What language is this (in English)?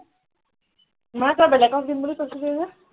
Assamese